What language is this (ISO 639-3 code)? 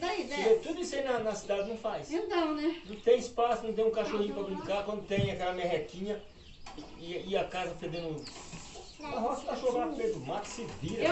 por